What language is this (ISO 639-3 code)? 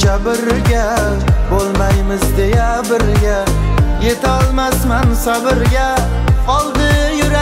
tur